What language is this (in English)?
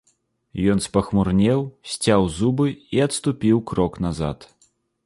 Belarusian